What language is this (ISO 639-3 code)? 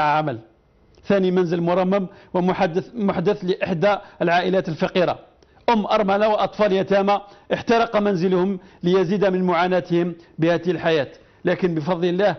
ara